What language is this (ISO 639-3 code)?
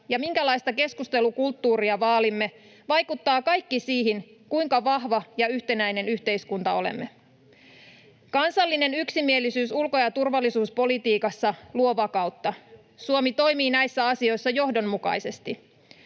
fin